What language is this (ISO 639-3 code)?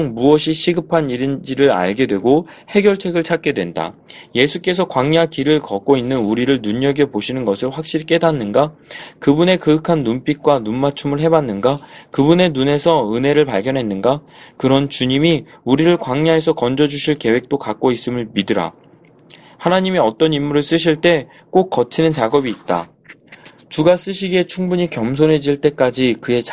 kor